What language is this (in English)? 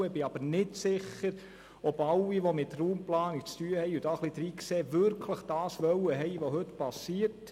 Swiss German